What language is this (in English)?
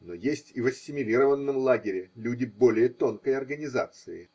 Russian